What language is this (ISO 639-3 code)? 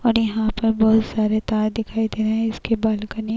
hin